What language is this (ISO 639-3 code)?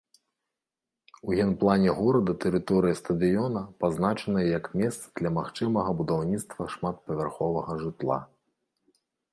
bel